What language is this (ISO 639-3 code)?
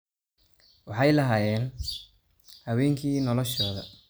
som